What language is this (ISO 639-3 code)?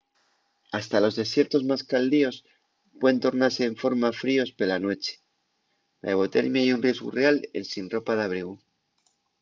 ast